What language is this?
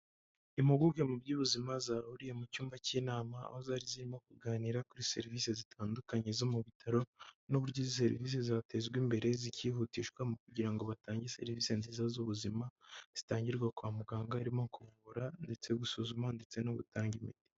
Kinyarwanda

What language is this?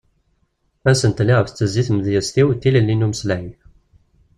Kabyle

